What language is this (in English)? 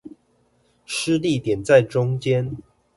Chinese